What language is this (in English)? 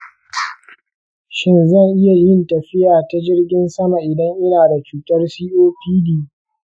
Hausa